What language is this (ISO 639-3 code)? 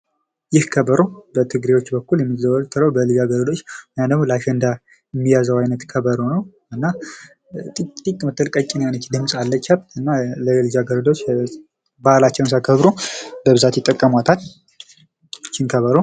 amh